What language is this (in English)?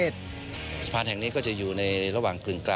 Thai